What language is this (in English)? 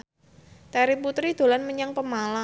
Javanese